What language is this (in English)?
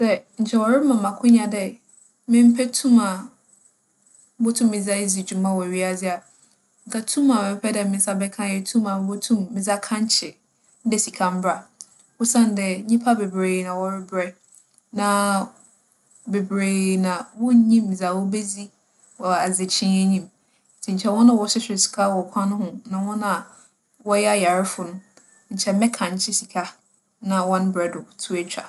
Akan